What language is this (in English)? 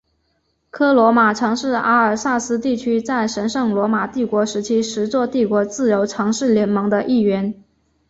Chinese